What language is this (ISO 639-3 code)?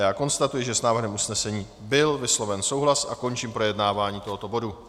ces